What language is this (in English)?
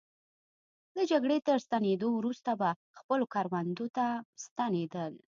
Pashto